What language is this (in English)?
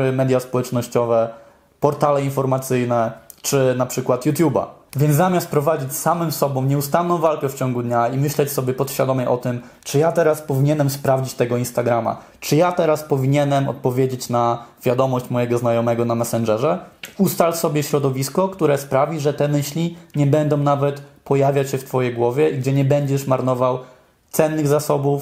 Polish